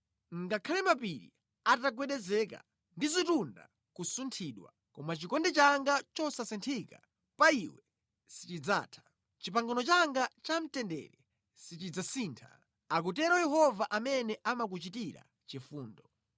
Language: Nyanja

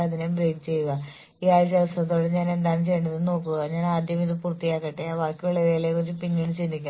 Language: Malayalam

